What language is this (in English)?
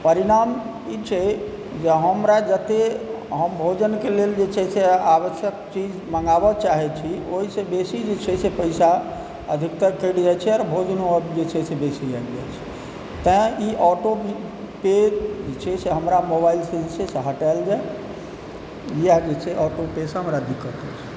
Maithili